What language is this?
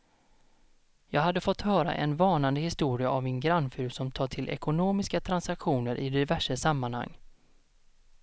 Swedish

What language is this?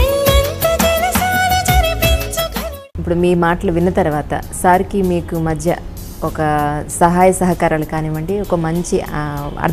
Telugu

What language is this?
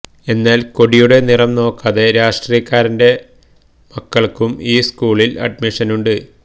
Malayalam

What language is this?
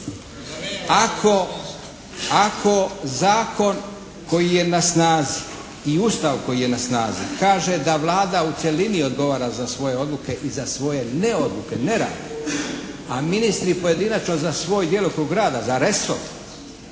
Croatian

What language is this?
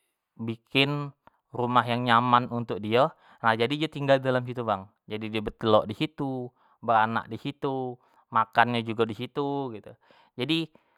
Jambi Malay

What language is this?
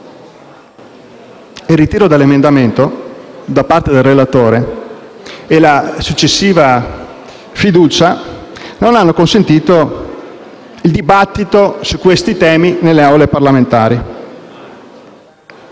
Italian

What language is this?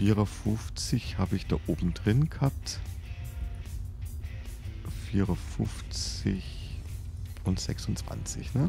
German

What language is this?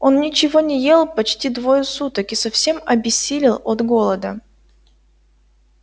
Russian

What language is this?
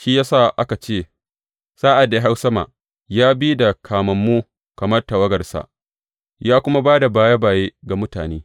Hausa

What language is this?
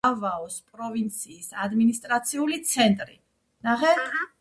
Georgian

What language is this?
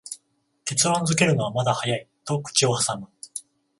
Japanese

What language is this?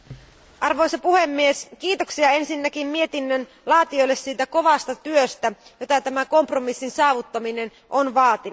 Finnish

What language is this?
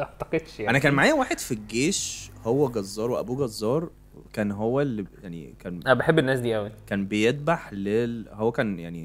Arabic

